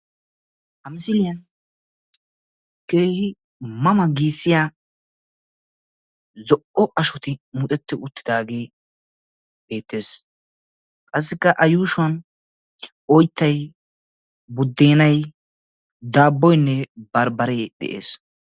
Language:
Wolaytta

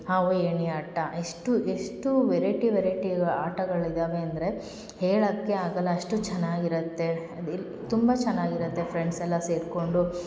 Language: Kannada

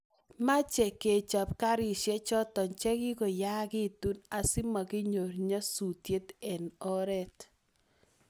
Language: Kalenjin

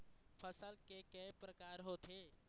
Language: Chhattisgarhi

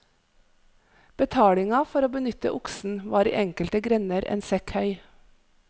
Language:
Norwegian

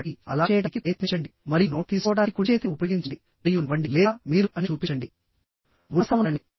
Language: Telugu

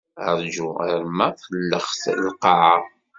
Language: Kabyle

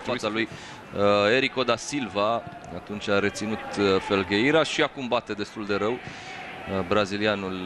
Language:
Romanian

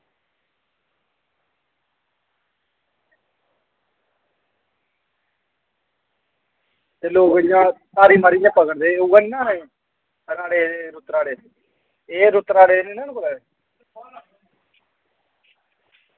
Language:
Dogri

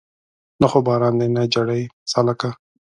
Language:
Pashto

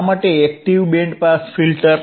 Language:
Gujarati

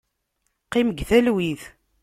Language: Kabyle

